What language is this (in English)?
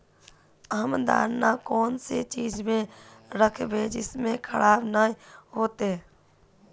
Magahi